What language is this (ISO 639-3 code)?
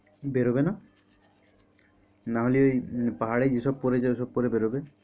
ben